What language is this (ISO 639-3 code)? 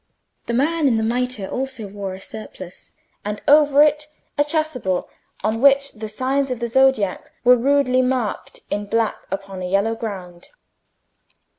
eng